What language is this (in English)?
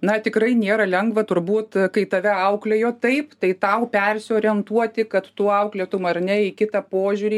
Lithuanian